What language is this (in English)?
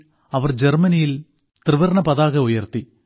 Malayalam